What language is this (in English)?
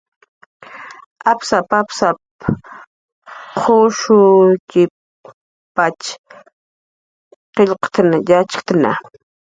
Jaqaru